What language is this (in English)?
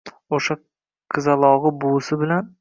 Uzbek